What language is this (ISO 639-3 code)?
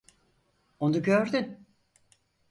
tur